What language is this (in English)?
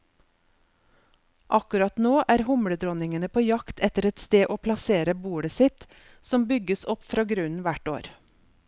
Norwegian